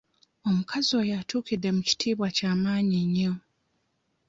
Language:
Ganda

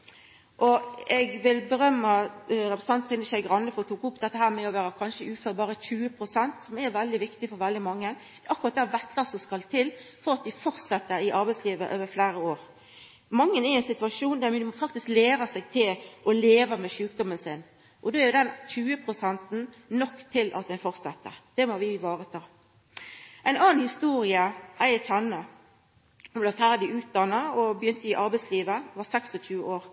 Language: Norwegian Nynorsk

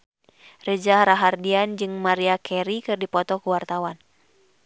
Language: Sundanese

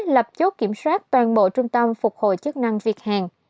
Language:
Vietnamese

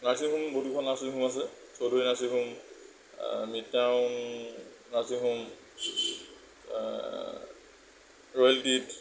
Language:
Assamese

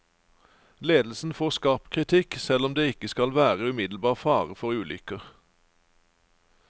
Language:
Norwegian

